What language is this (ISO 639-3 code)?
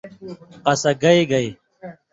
mvy